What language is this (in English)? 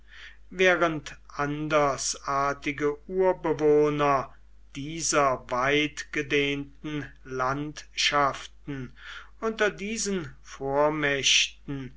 German